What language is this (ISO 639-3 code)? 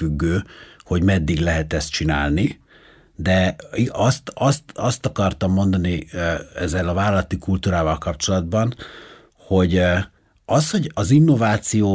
hun